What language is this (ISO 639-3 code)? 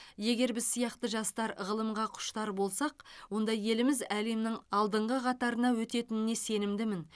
kaz